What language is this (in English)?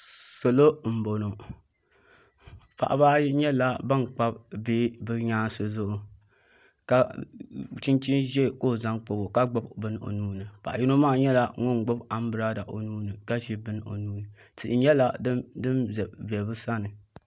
Dagbani